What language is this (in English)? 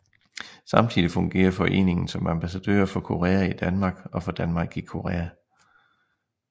Danish